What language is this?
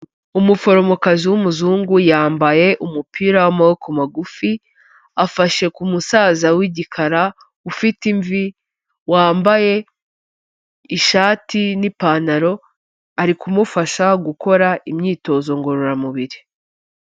Kinyarwanda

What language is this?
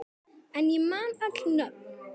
Icelandic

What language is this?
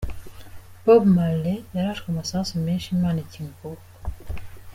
Kinyarwanda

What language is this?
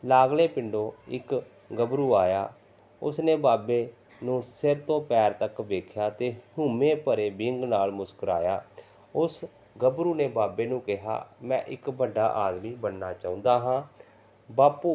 Punjabi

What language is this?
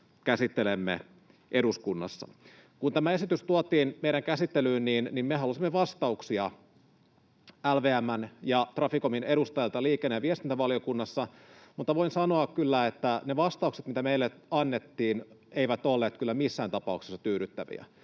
Finnish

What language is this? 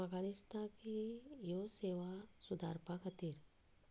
Konkani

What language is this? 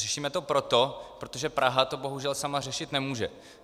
Czech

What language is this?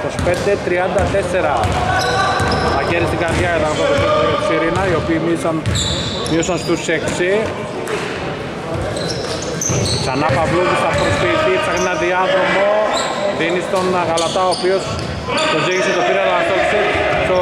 Greek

